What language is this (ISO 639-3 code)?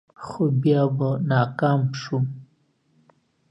pus